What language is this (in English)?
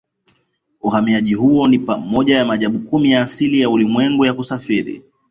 Swahili